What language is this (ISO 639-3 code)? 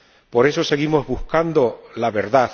spa